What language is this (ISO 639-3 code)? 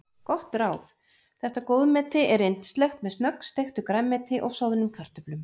isl